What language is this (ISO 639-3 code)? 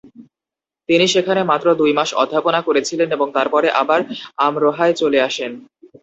ben